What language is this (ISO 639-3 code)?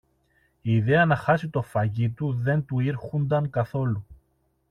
ell